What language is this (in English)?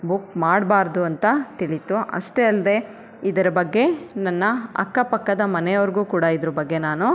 Kannada